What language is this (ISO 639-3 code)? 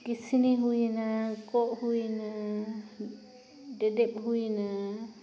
sat